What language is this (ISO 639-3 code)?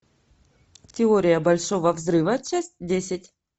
rus